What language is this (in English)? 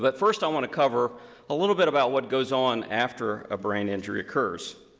English